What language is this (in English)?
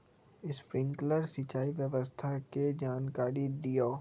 Magahi